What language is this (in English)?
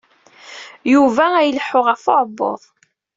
Kabyle